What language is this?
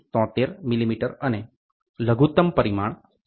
Gujarati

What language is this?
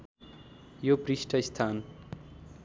Nepali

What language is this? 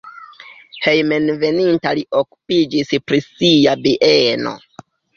Esperanto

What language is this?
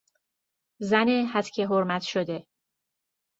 Persian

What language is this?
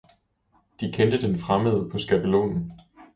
Danish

